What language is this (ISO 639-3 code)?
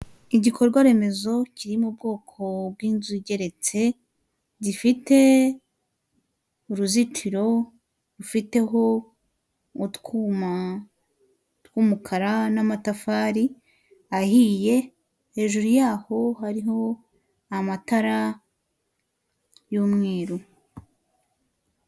kin